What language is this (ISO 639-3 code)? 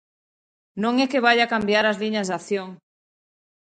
glg